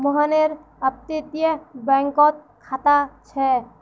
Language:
Magahi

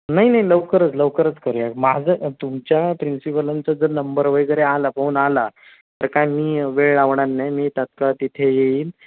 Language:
Marathi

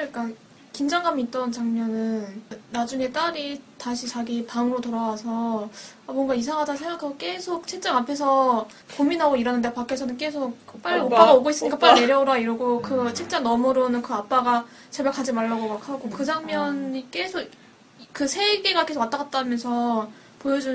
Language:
Korean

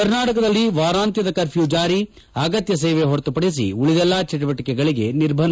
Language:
Kannada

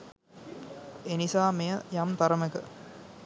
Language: Sinhala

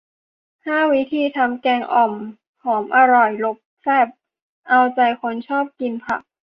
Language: Thai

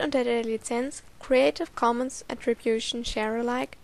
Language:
German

